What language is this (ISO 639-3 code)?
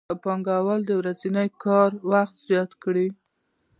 pus